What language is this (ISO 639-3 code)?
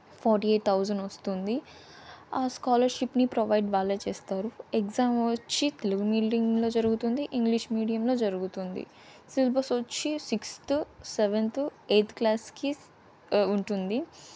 tel